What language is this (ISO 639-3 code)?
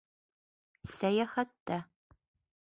bak